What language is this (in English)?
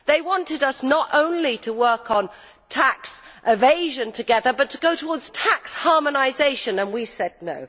English